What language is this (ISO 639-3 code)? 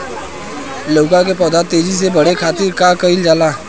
bho